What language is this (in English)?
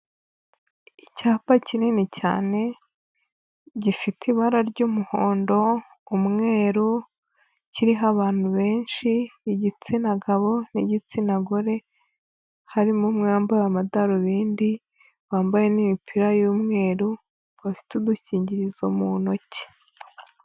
Kinyarwanda